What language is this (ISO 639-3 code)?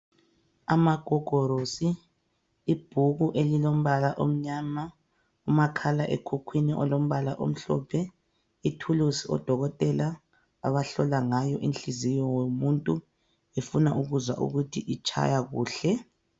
nde